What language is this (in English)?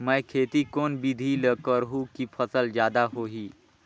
Chhattisgarhi